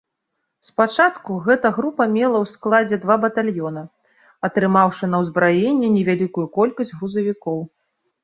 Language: Belarusian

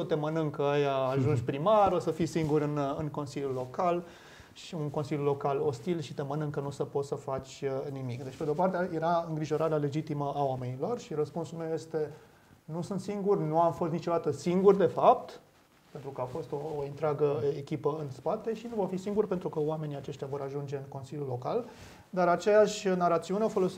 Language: Romanian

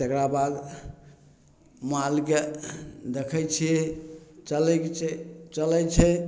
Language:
Maithili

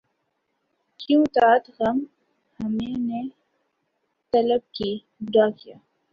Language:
Urdu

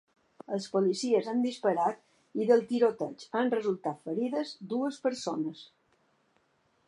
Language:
Catalan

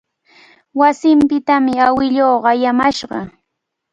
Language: Cajatambo North Lima Quechua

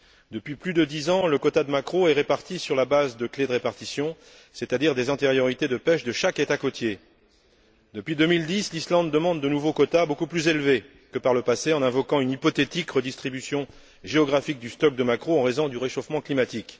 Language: French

